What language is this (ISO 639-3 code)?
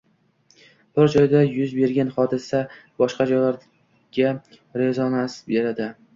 uzb